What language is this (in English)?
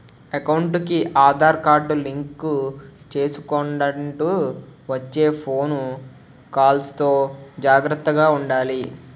Telugu